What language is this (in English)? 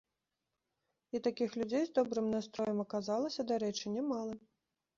Belarusian